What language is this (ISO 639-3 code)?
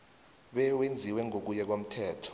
nbl